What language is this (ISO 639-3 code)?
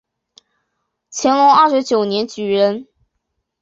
zho